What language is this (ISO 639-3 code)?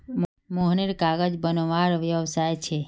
mag